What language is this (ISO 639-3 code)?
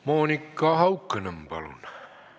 est